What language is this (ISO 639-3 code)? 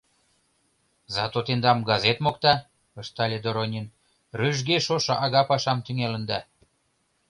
chm